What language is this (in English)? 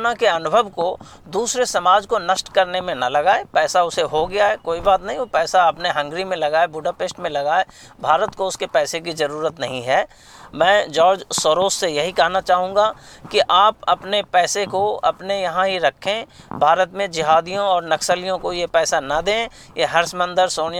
Hindi